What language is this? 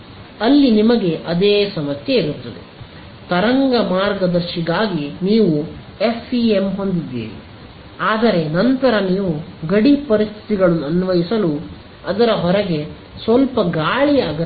Kannada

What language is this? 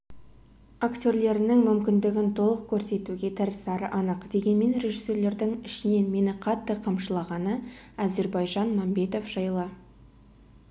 Kazakh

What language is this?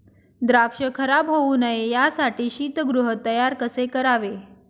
Marathi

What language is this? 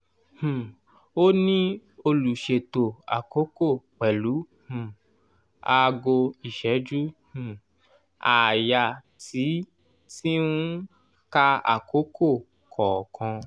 Yoruba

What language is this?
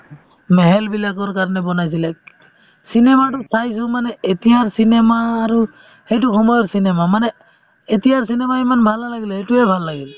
Assamese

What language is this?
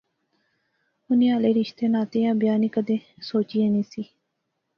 Pahari-Potwari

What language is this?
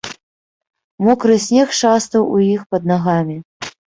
Belarusian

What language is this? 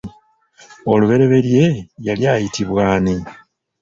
Ganda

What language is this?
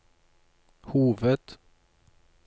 Norwegian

